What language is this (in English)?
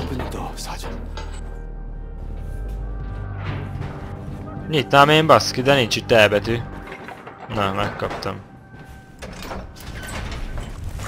Hungarian